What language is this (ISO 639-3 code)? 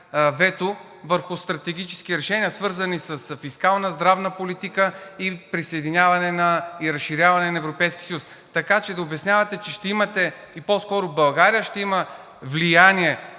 bul